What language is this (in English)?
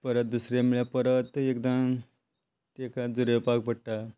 Konkani